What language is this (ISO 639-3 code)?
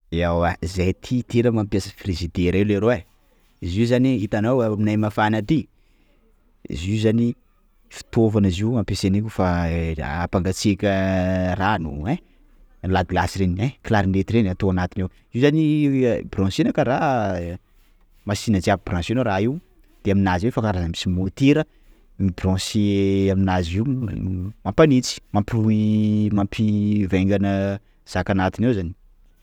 skg